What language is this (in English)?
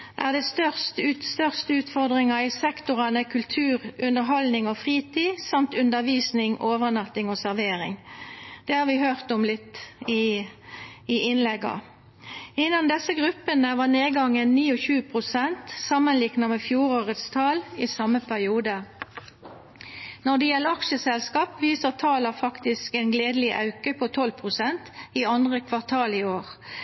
Norwegian Nynorsk